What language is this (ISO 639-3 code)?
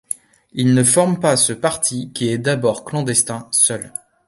fra